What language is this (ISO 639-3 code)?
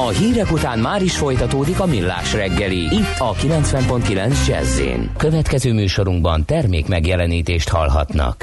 hun